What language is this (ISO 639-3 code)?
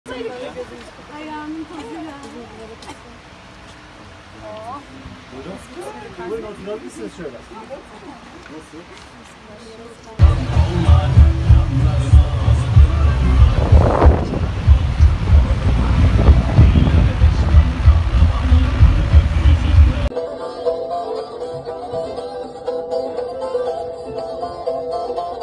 tur